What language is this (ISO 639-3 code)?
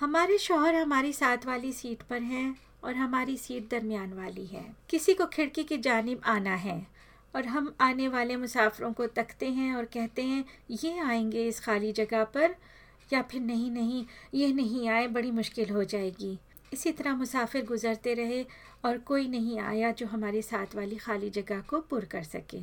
hin